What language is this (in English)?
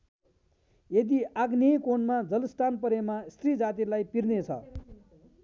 Nepali